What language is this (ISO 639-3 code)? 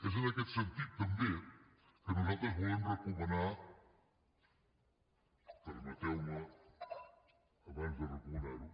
cat